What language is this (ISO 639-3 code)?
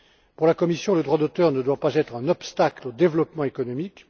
fra